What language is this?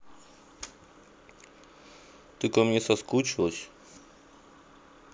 Russian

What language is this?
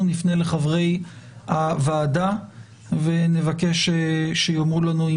Hebrew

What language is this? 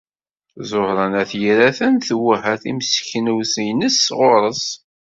Kabyle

